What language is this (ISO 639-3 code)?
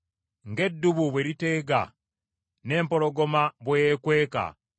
lug